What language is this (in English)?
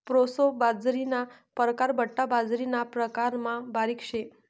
Marathi